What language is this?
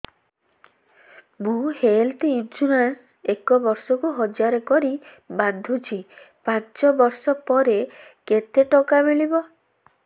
Odia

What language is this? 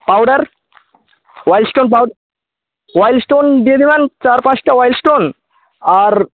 Bangla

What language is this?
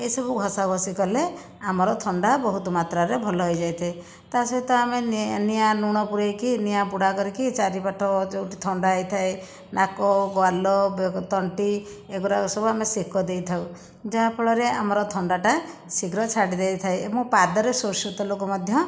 Odia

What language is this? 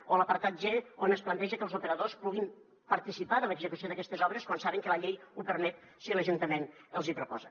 Catalan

